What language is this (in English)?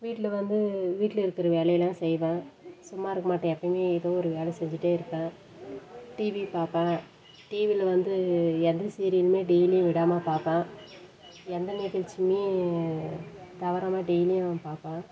Tamil